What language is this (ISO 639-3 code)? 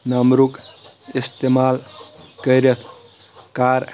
kas